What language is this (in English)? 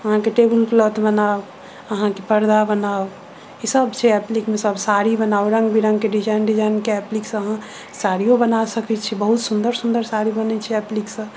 Maithili